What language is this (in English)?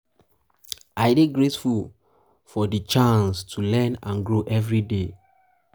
Nigerian Pidgin